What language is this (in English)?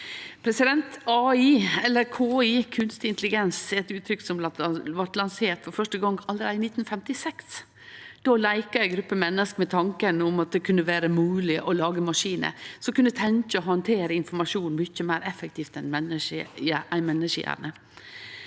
Norwegian